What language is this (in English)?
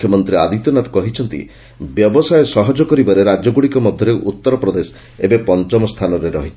Odia